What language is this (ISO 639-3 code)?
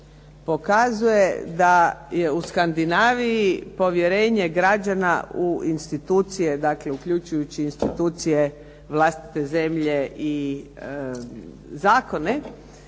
hrv